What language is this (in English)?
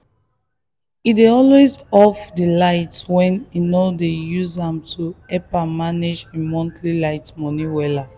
Nigerian Pidgin